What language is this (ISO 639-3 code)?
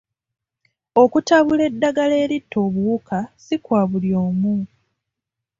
lug